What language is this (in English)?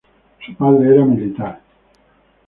Spanish